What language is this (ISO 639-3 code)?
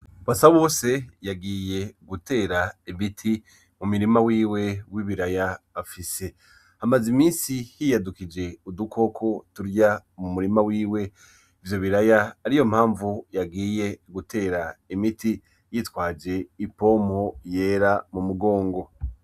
run